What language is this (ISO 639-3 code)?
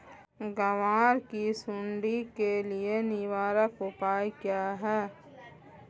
hin